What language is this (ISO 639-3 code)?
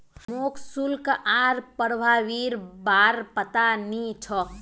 mag